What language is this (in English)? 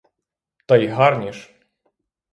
Ukrainian